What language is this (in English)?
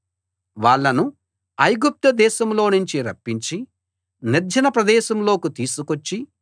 Telugu